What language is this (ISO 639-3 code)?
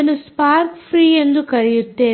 kan